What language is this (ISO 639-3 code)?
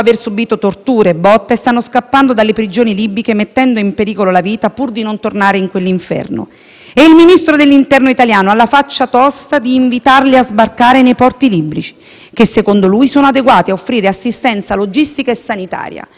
ita